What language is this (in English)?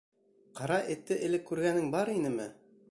Bashkir